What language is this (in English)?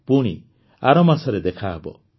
Odia